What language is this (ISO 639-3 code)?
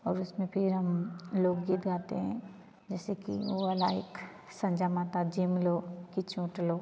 hin